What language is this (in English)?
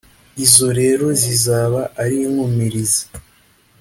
Kinyarwanda